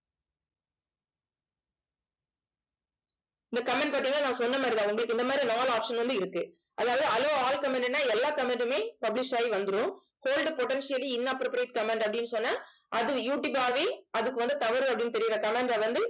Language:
Tamil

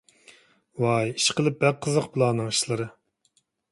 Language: Uyghur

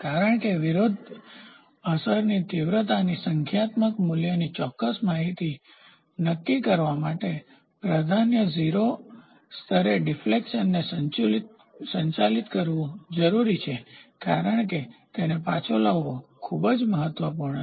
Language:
Gujarati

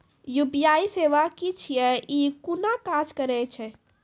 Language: Maithili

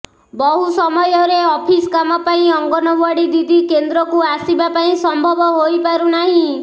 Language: Odia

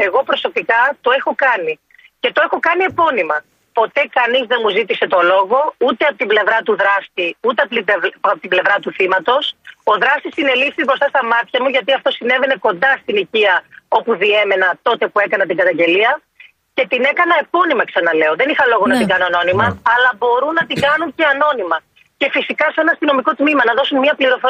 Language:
Greek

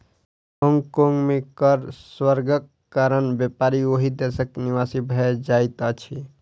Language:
Maithili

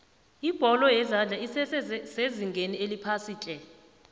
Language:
South Ndebele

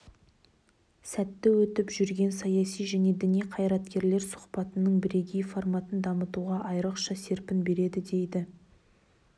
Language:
Kazakh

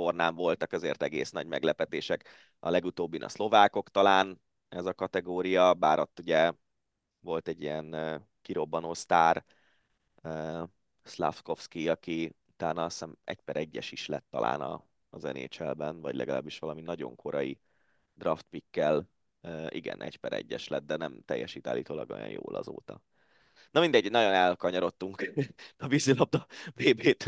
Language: Hungarian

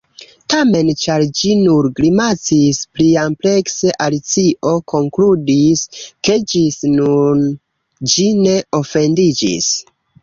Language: Esperanto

